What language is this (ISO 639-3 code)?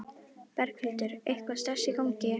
isl